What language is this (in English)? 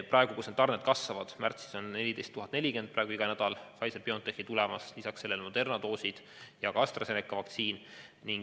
Estonian